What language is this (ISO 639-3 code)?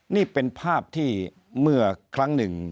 tha